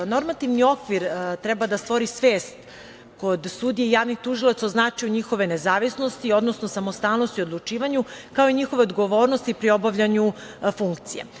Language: Serbian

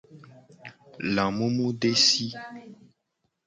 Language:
Gen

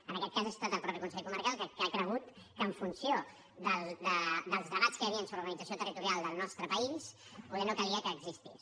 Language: Catalan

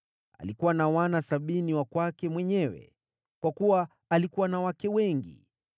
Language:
Swahili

